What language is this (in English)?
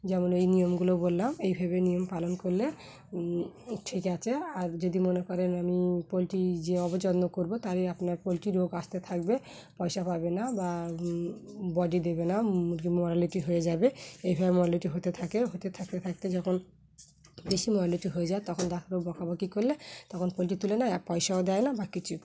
Bangla